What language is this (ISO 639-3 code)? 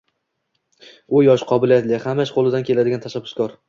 uzb